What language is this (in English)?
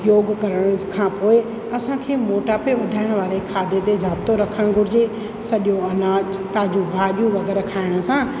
Sindhi